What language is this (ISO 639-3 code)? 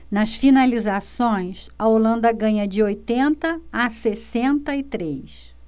por